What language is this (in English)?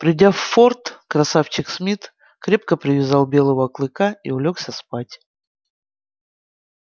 Russian